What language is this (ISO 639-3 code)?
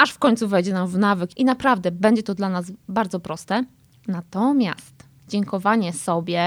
pol